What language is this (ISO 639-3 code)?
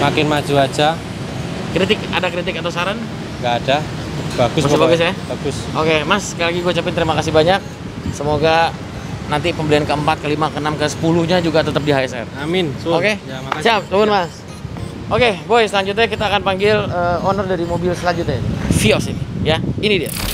ind